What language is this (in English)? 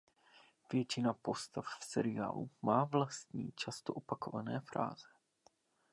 Czech